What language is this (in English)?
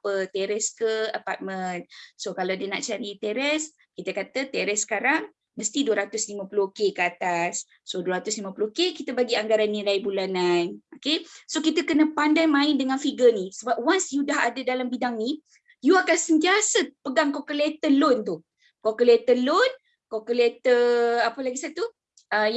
Malay